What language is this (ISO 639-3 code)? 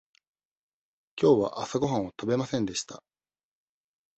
jpn